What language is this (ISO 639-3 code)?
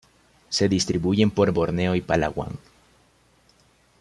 spa